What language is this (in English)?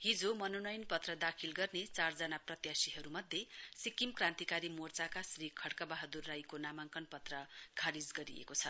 Nepali